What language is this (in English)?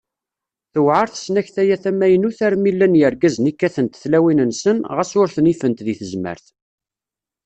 Kabyle